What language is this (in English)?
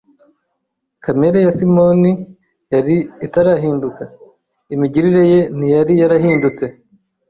Kinyarwanda